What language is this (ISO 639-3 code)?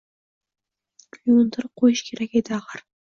uzb